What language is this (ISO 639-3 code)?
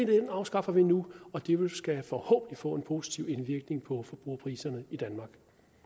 dan